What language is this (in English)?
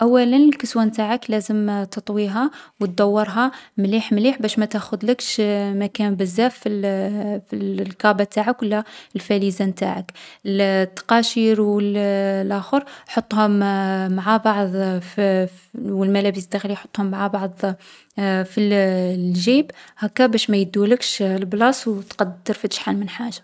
Algerian Arabic